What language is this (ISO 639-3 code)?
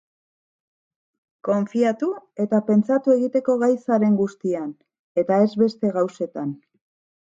eus